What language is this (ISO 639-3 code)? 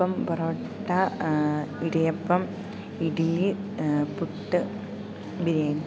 mal